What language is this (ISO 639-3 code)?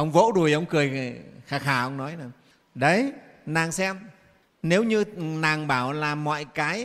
vie